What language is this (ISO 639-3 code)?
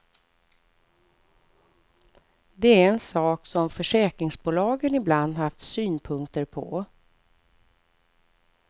swe